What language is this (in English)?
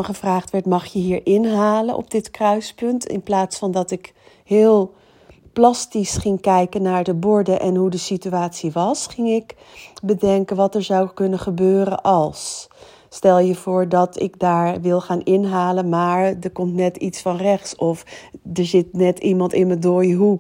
Dutch